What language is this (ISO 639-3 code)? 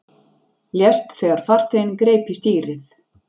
isl